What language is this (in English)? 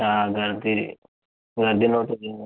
Marathi